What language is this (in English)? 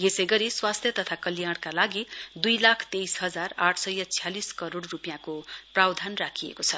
Nepali